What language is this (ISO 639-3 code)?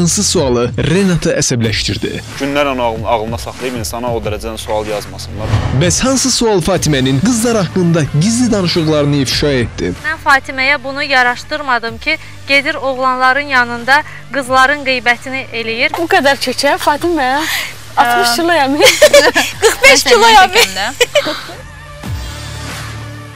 tur